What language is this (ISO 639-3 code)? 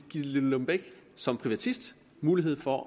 dan